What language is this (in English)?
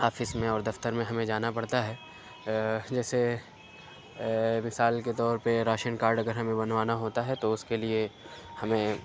Urdu